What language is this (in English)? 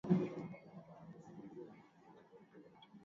Swahili